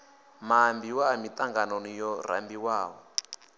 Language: Venda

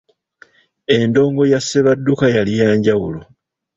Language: Ganda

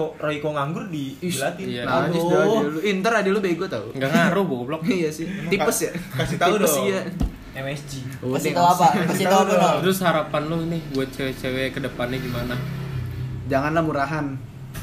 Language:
Indonesian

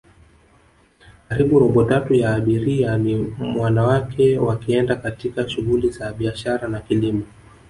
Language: Swahili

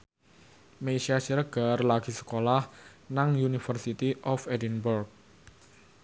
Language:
Javanese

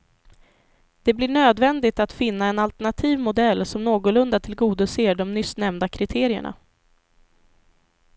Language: Swedish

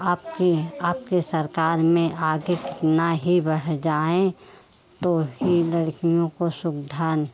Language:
Hindi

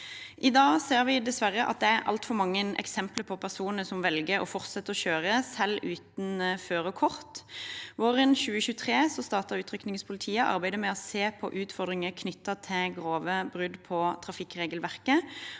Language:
Norwegian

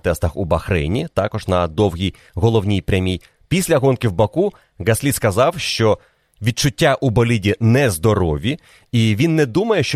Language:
Ukrainian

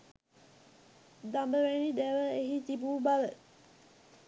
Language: Sinhala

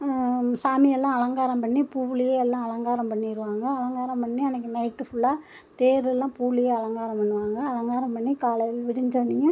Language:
Tamil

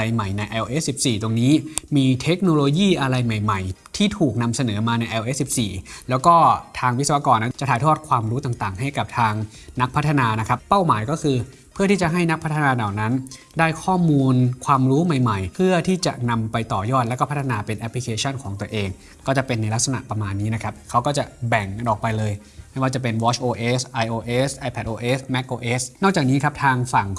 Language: Thai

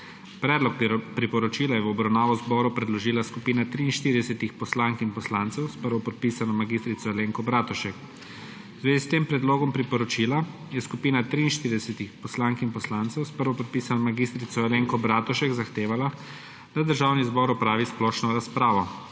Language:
Slovenian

